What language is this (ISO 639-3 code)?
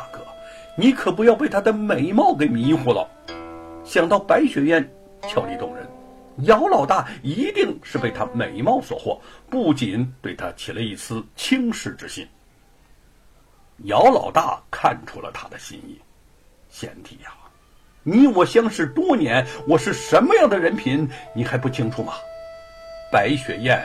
zho